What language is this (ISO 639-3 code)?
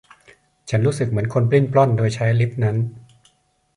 tha